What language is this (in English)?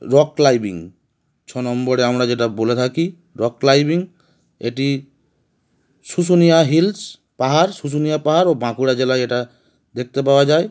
Bangla